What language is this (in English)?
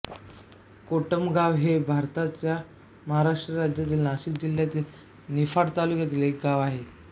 Marathi